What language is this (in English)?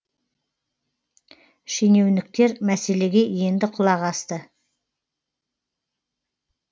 Kazakh